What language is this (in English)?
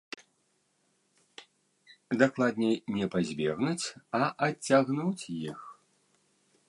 Belarusian